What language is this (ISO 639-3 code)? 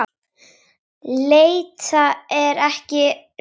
isl